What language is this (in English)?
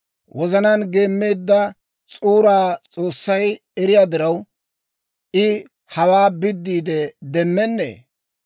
Dawro